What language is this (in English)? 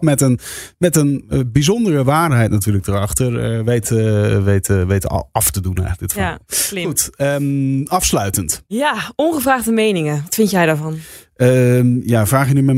Dutch